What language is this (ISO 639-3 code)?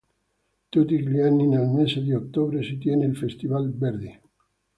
ita